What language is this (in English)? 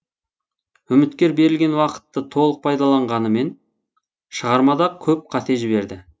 Kazakh